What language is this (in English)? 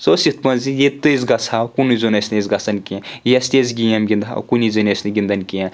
Kashmiri